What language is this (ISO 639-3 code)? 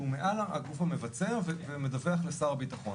heb